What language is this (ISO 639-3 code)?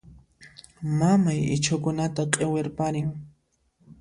qxp